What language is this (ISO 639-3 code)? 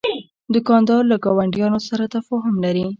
pus